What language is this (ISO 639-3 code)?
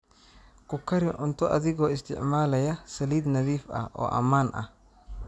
som